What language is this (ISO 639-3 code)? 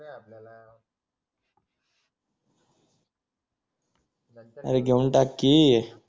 mar